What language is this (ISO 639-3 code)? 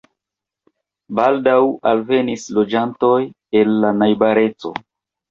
epo